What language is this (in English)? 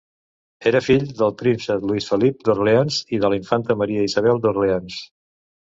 Catalan